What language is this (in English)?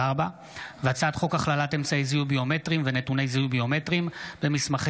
Hebrew